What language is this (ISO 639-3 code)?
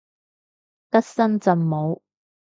yue